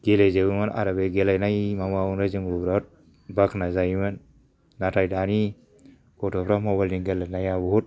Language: Bodo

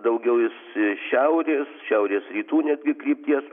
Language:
Lithuanian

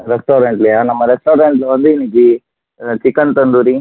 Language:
Tamil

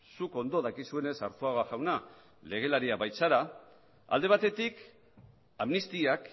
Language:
Basque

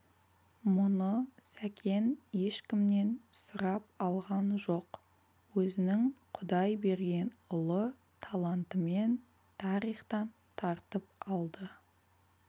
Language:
Kazakh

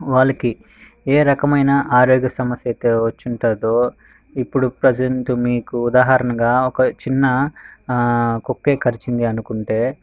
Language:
Telugu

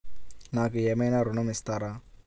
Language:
Telugu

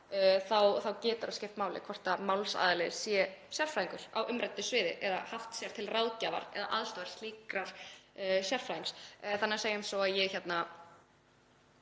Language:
Icelandic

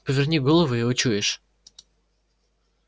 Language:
Russian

